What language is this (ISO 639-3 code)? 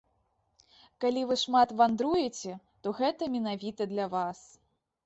bel